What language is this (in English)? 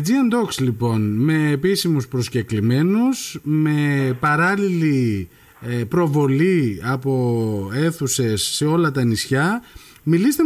Greek